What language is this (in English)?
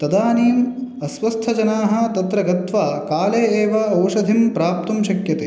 Sanskrit